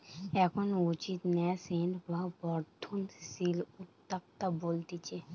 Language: Bangla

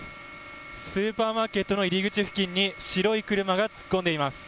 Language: Japanese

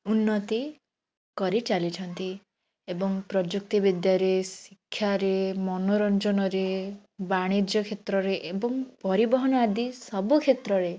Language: Odia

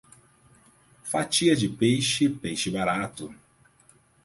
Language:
Portuguese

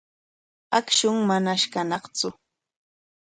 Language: Corongo Ancash Quechua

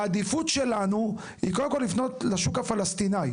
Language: Hebrew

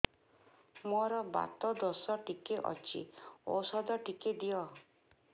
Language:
Odia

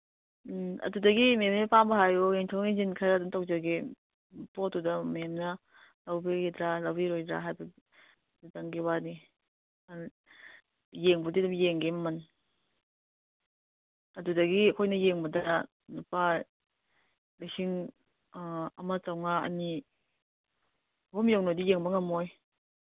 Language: Manipuri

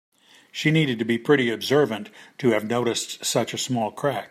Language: English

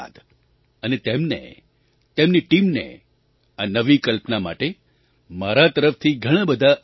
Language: Gujarati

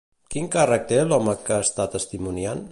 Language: Catalan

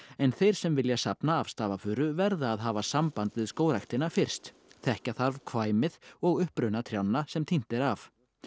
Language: Icelandic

